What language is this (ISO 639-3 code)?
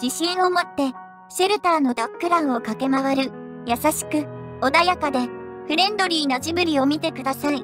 jpn